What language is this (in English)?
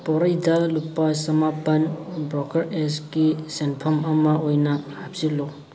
Manipuri